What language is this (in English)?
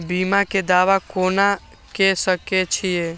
Maithili